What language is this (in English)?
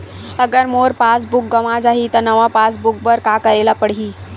Chhattisgarhi